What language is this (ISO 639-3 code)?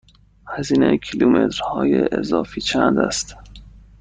fas